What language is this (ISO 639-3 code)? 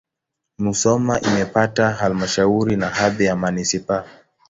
swa